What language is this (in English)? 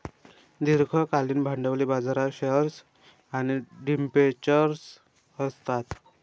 Marathi